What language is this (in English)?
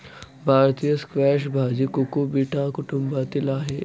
Marathi